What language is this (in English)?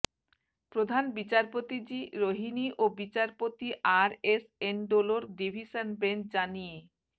Bangla